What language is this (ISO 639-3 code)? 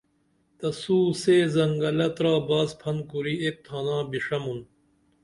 dml